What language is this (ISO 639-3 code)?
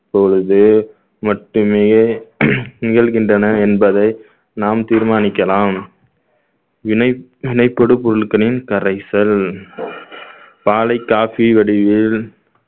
tam